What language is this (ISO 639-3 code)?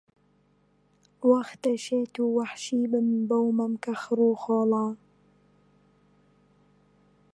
ckb